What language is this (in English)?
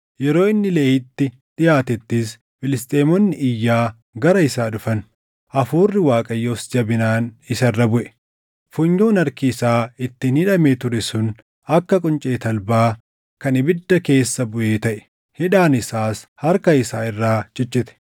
Oromo